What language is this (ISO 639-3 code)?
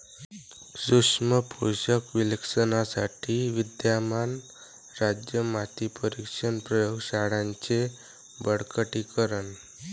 mar